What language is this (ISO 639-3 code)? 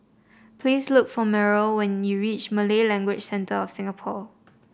eng